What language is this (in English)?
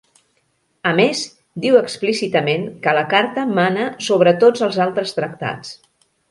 Catalan